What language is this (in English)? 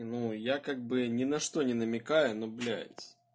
Russian